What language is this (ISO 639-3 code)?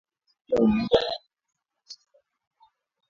swa